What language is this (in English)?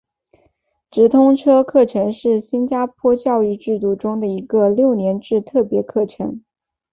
Chinese